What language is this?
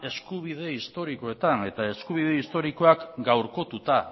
Basque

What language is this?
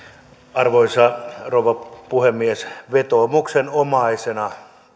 Finnish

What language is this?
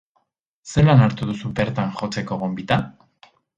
Basque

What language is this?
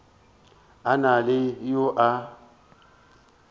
Northern Sotho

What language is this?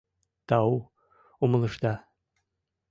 Mari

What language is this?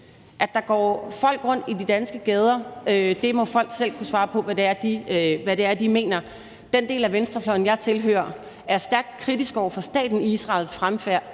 Danish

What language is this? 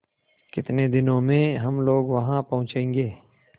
Hindi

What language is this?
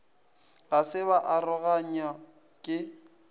Northern Sotho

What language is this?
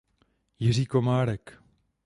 Czech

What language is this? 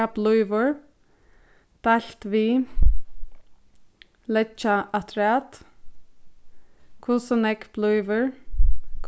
Faroese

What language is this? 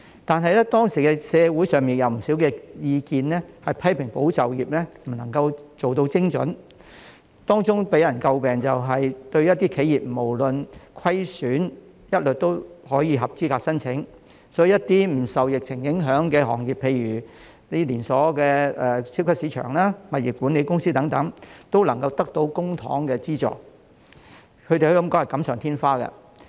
Cantonese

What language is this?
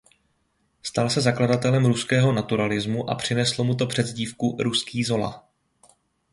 Czech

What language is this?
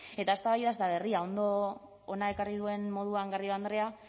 Basque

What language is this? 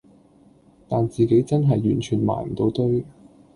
Cantonese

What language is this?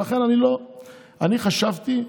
Hebrew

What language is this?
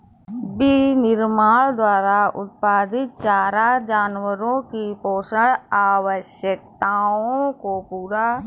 Hindi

